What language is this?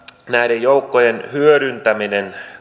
Finnish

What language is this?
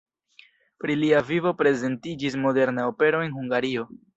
Esperanto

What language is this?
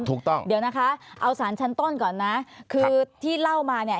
Thai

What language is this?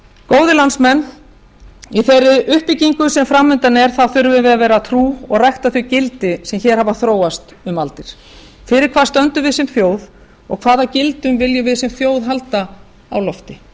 Icelandic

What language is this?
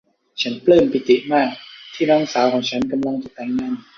Thai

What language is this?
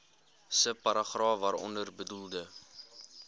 Afrikaans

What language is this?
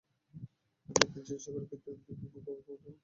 Bangla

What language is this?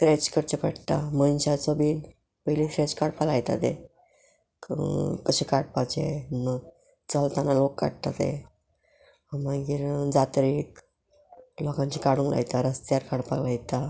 Konkani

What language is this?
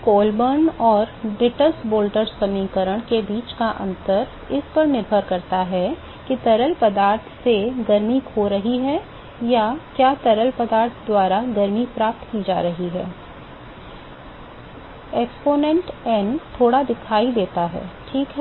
Hindi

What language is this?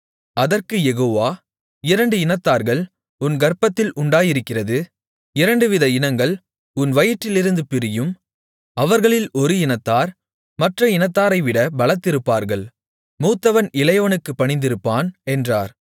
Tamil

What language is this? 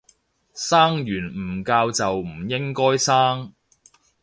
Cantonese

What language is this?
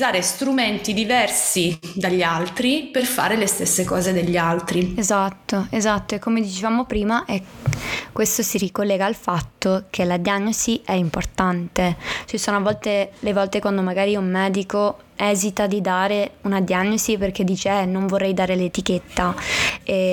Italian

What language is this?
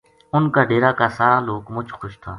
Gujari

